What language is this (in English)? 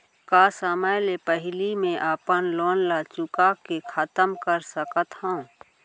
Chhattisgarhi